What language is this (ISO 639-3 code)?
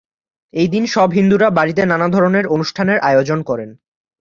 ben